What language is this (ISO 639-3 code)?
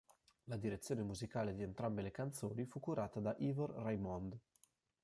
ita